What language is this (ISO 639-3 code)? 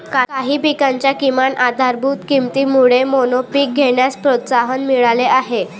mar